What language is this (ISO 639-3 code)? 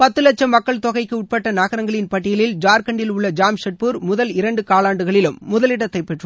tam